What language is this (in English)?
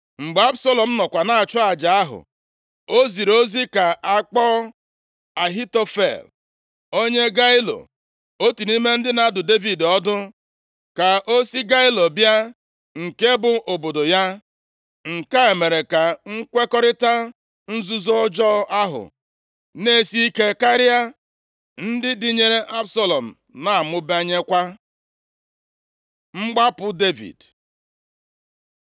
Igbo